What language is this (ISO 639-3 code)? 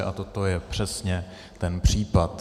ces